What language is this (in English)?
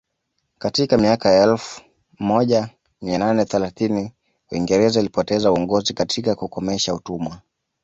Swahili